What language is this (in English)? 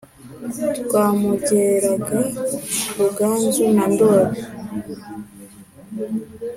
Kinyarwanda